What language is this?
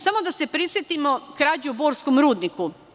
Serbian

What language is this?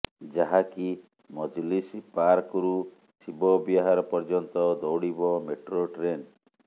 Odia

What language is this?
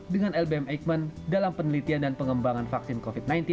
Indonesian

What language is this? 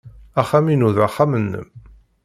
Kabyle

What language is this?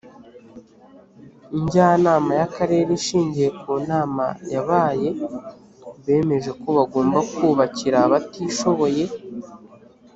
Kinyarwanda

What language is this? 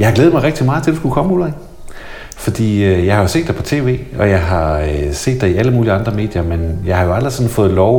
Danish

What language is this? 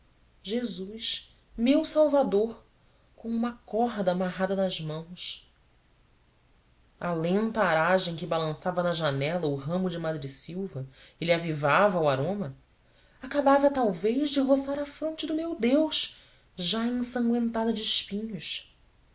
Portuguese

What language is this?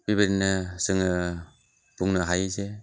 Bodo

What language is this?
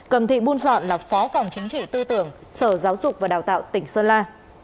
Vietnamese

